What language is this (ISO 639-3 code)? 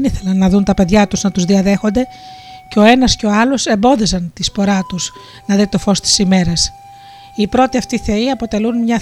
ell